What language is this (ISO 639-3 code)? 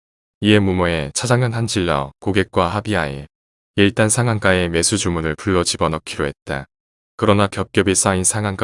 kor